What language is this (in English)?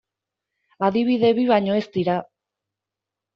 Basque